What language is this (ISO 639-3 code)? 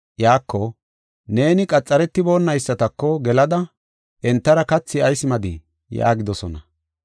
gof